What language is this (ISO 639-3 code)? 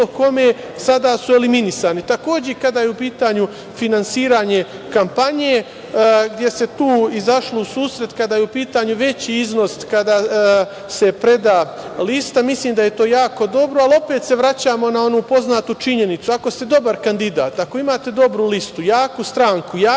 srp